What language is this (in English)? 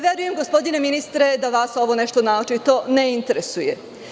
Serbian